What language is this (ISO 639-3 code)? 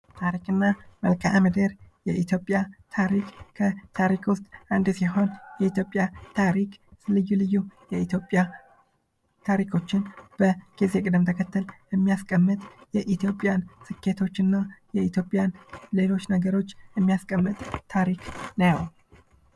amh